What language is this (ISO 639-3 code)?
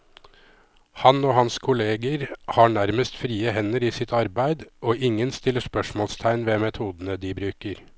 nor